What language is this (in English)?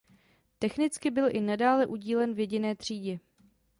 Czech